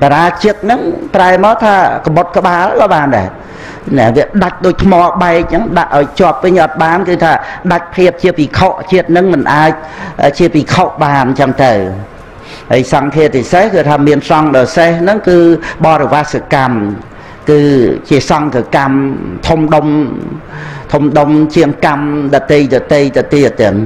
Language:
Vietnamese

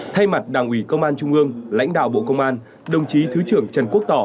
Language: Vietnamese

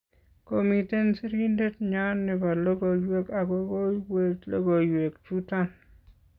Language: Kalenjin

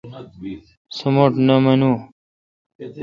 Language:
Kalkoti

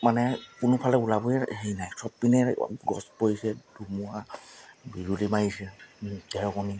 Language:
Assamese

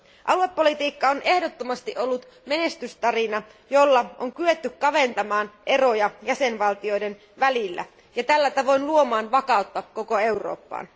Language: Finnish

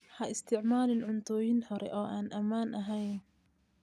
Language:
Somali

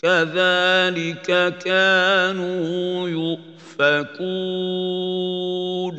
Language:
Arabic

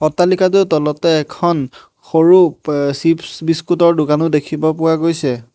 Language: Assamese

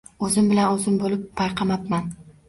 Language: Uzbek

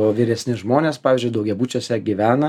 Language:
Lithuanian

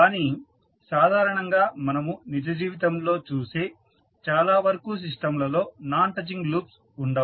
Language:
Telugu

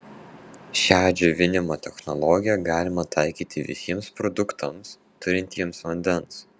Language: Lithuanian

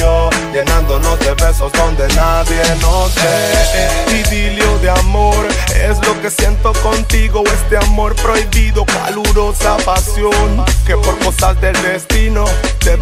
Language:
Italian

